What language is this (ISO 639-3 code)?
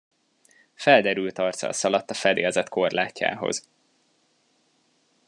hun